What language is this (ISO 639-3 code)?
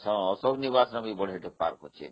ori